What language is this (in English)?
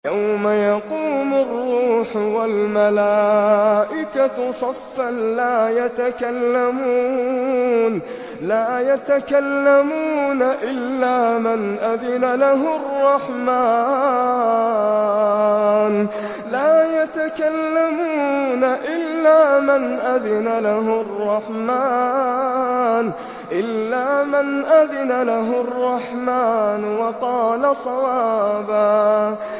Arabic